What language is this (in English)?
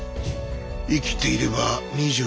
Japanese